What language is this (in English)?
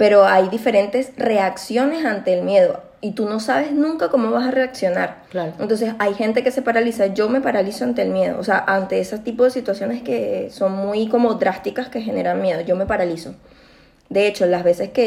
Spanish